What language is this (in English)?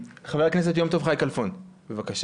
Hebrew